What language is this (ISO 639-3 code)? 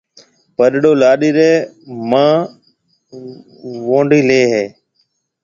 mve